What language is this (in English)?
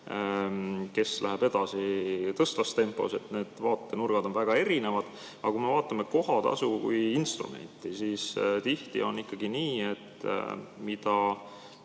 Estonian